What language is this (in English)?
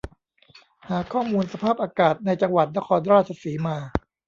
Thai